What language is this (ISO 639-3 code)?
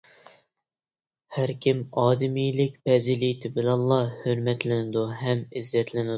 uig